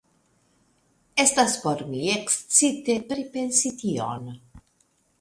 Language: Esperanto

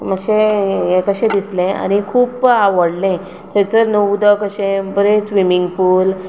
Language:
Konkani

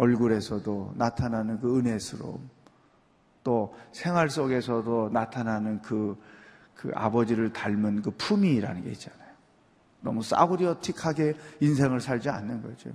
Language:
Korean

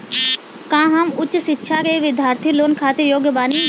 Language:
Bhojpuri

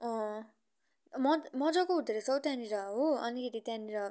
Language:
Nepali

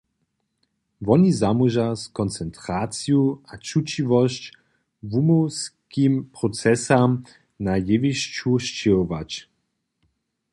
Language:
Upper Sorbian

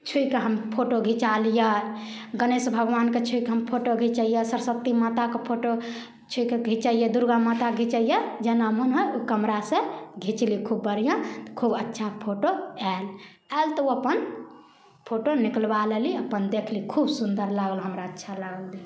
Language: Maithili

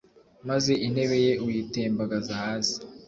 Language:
Kinyarwanda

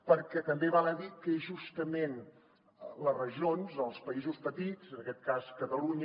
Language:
Catalan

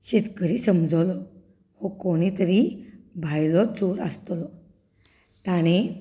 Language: Konkani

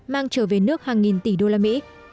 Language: Vietnamese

